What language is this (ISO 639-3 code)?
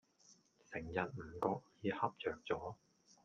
yue